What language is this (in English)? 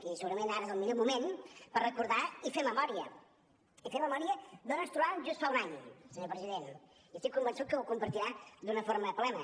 Catalan